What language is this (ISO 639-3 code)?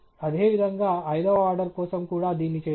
tel